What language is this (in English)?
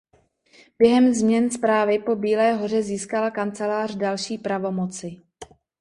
Czech